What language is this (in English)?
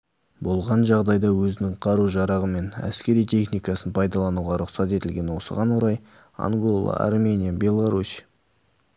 Kazakh